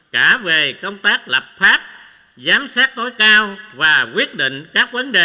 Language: Vietnamese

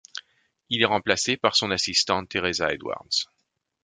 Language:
French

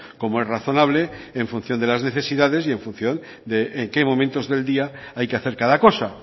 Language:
Spanish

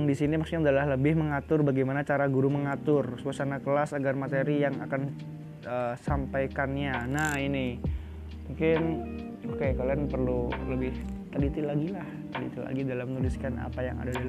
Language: Indonesian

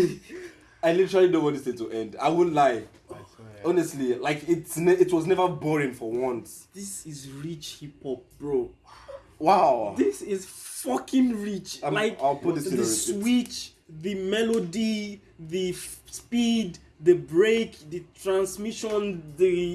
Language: Turkish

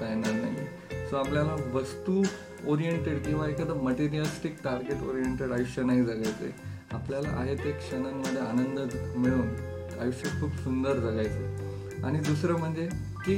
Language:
Marathi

